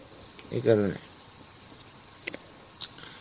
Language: Bangla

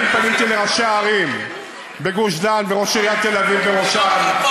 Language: Hebrew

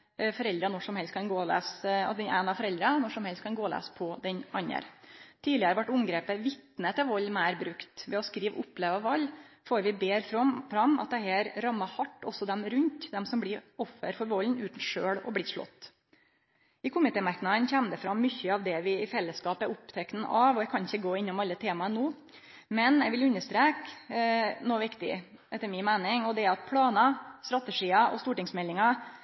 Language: Norwegian Nynorsk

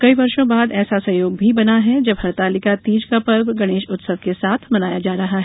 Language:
Hindi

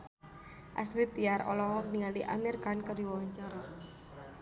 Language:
Sundanese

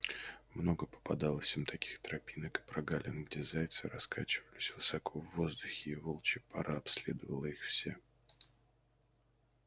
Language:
Russian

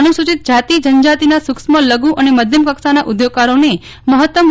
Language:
Gujarati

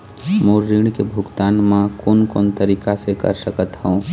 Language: Chhattisgarhi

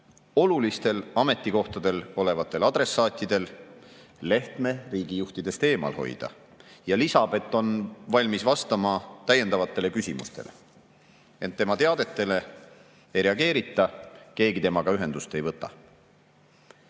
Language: Estonian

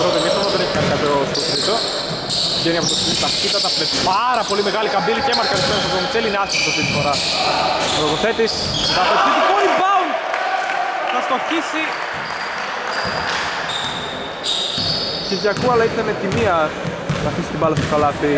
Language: Greek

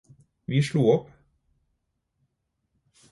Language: Norwegian Bokmål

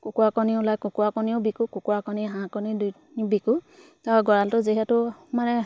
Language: Assamese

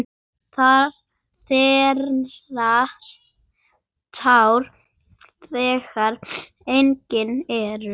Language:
Icelandic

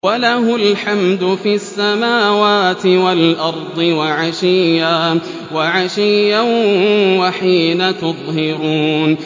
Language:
Arabic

